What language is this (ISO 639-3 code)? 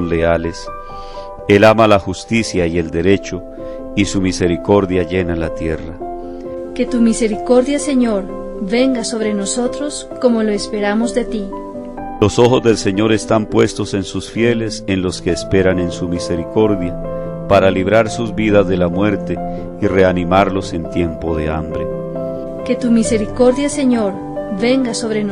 spa